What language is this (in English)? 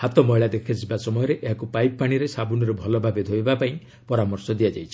Odia